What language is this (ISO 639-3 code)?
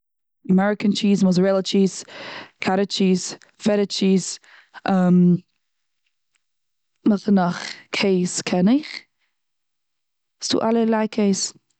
yid